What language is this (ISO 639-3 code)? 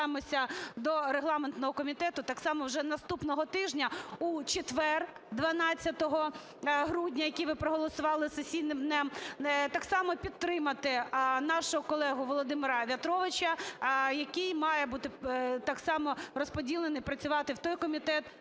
ukr